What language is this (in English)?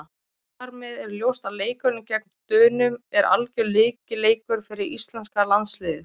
Icelandic